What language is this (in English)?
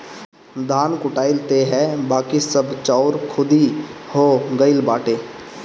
Bhojpuri